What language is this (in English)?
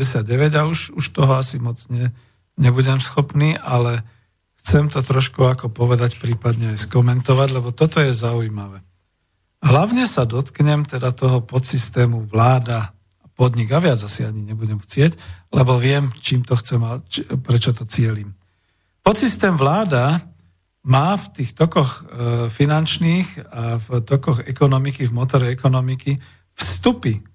Slovak